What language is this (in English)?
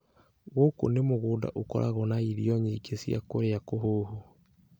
Kikuyu